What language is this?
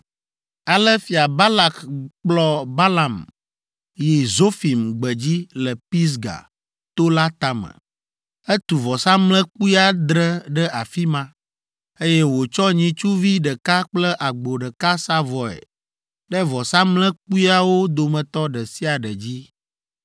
Ewe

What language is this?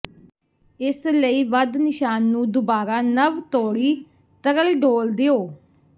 Punjabi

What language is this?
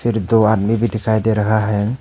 Hindi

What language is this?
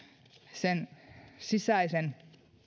Finnish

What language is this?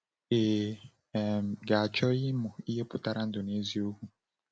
Igbo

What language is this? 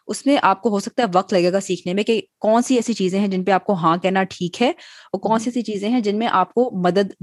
Urdu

